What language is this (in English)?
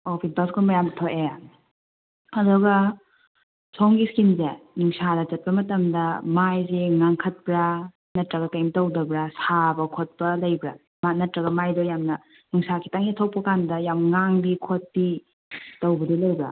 Manipuri